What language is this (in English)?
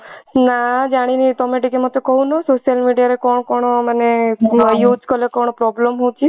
Odia